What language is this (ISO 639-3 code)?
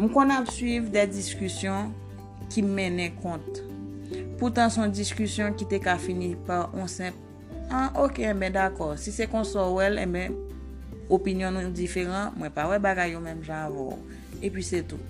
fil